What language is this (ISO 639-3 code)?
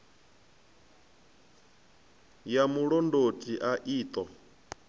ven